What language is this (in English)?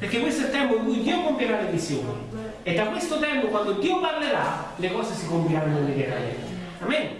Italian